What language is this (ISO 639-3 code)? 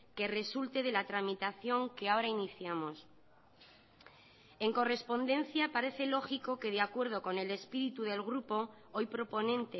spa